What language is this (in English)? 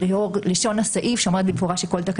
Hebrew